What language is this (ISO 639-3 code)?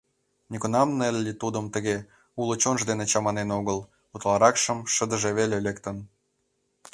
chm